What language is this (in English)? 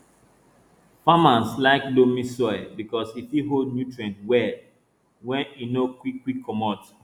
Nigerian Pidgin